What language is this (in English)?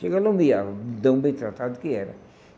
Portuguese